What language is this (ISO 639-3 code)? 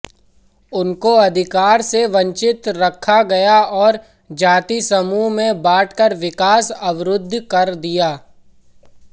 hin